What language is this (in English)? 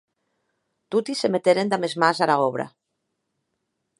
Occitan